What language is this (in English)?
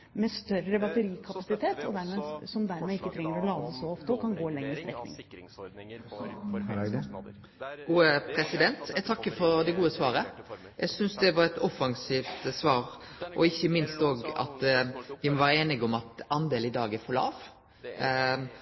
Norwegian